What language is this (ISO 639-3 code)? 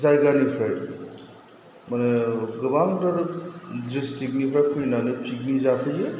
brx